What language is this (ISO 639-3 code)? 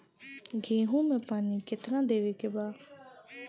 bho